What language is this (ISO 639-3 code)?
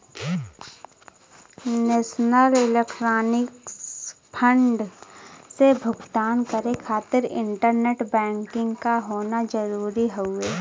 bho